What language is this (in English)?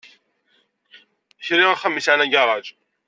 Kabyle